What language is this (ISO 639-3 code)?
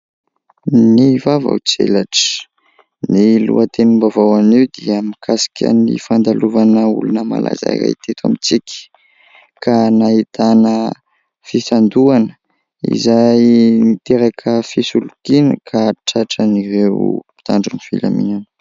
mlg